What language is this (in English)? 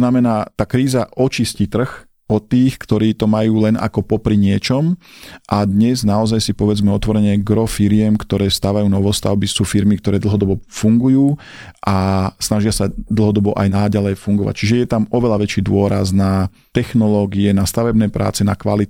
Slovak